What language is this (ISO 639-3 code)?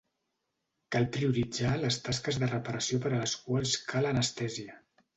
cat